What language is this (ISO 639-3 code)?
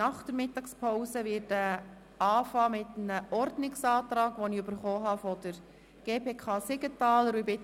gsw